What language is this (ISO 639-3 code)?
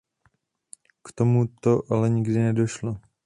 ces